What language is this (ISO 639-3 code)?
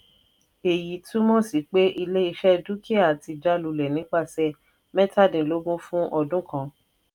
yor